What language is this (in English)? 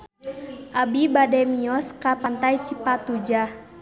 Sundanese